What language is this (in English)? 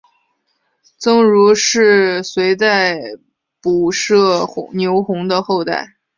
Chinese